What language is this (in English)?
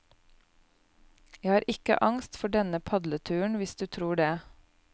Norwegian